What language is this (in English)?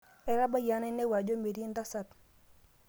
Masai